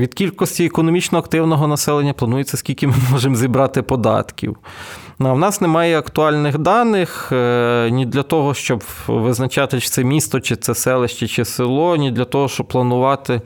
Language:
Ukrainian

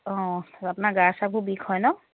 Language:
Assamese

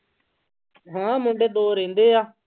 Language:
Punjabi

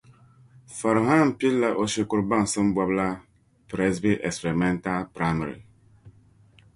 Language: Dagbani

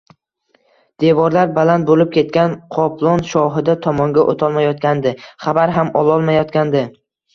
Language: Uzbek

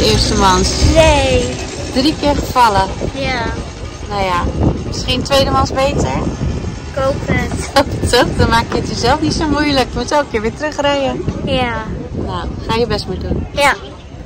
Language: Dutch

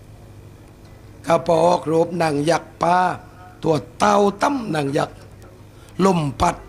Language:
Thai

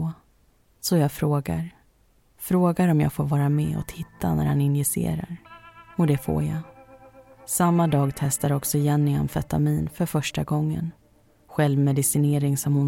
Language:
Swedish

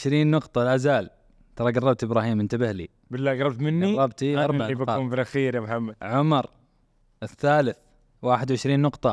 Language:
Arabic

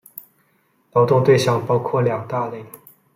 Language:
Chinese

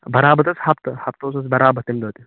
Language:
Kashmiri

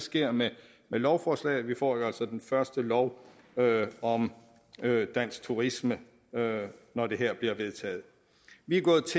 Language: Danish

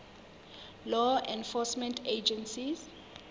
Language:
Southern Sotho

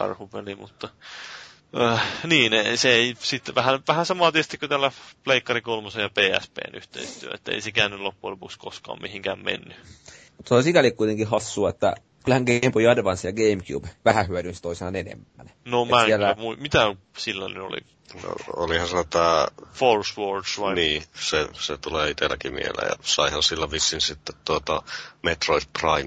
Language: Finnish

